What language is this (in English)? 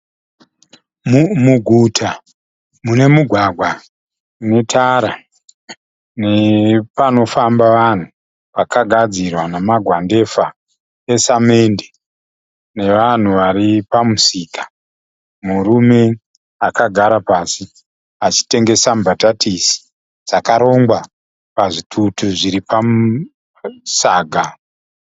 Shona